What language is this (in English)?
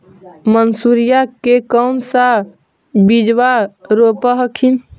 Magahi